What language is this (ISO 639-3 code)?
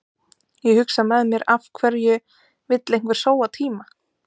isl